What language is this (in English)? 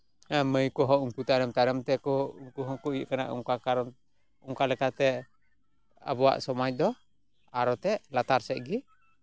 Santali